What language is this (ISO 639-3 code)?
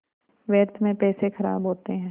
hin